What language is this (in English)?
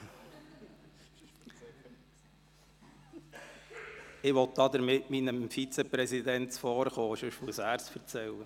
Swiss German